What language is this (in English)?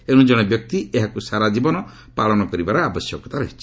Odia